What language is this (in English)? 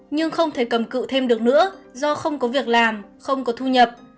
Vietnamese